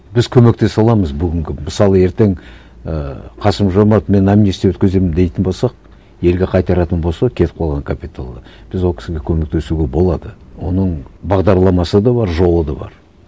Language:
Kazakh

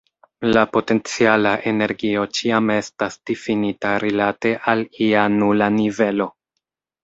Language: Esperanto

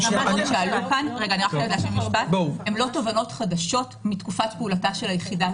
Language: Hebrew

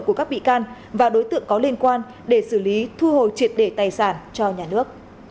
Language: Vietnamese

